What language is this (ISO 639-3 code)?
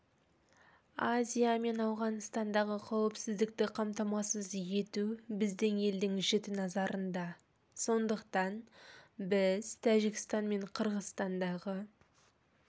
kaz